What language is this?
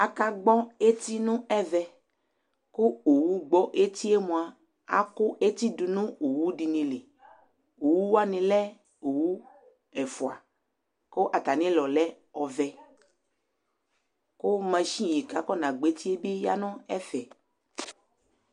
Ikposo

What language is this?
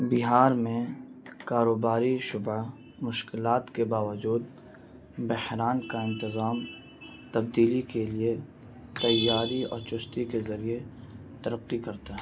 Urdu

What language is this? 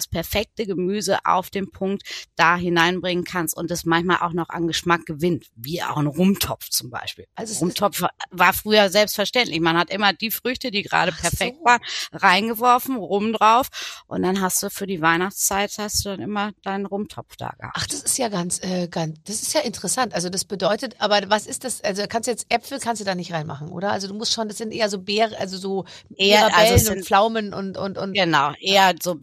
German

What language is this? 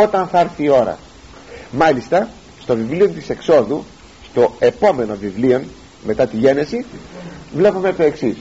Greek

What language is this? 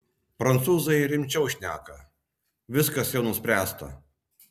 Lithuanian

